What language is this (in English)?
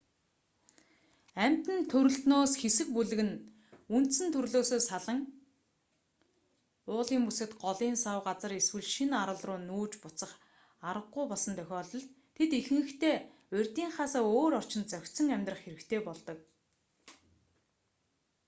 Mongolian